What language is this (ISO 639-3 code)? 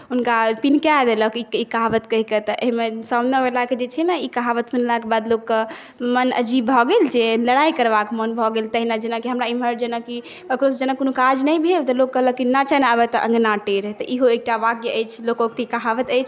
mai